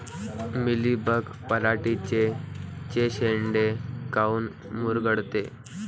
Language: Marathi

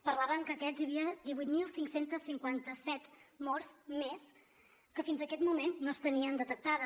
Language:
Catalan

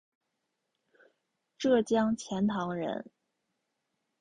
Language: Chinese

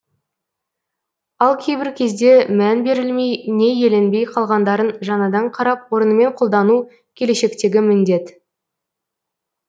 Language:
Kazakh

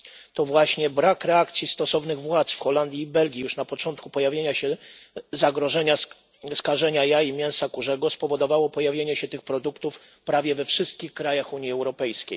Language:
Polish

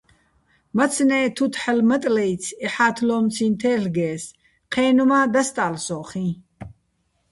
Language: Bats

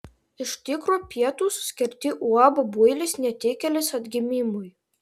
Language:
Lithuanian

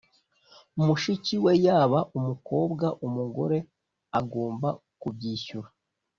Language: Kinyarwanda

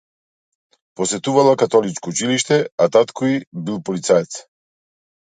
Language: Macedonian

